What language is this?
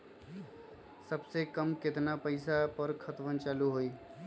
Magahi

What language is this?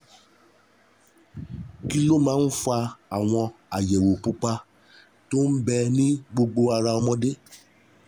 Yoruba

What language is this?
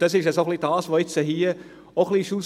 Swiss German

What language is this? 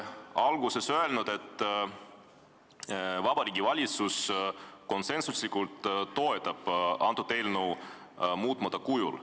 Estonian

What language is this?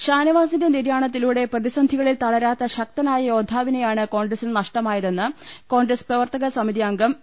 Malayalam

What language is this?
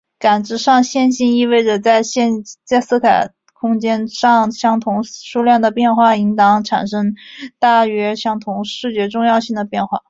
Chinese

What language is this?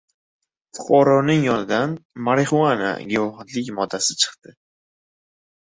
Uzbek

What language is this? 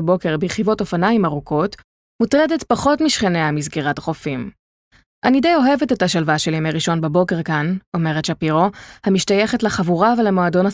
Hebrew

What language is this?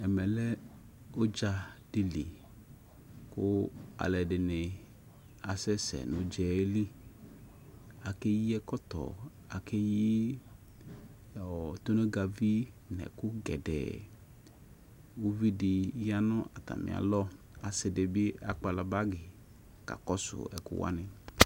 Ikposo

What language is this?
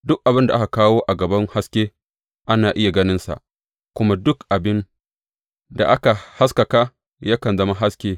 Hausa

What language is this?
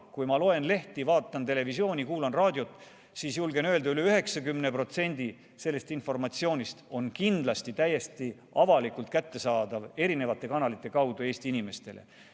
Estonian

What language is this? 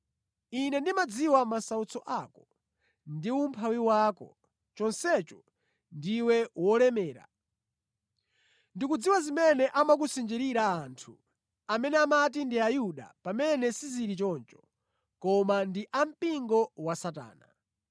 Nyanja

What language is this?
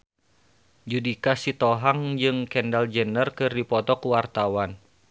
Sundanese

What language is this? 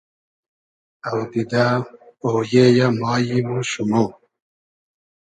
Hazaragi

